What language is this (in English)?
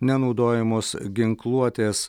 Lithuanian